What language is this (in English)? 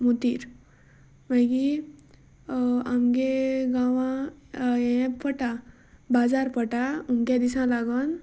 Konkani